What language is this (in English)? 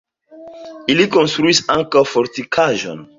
Esperanto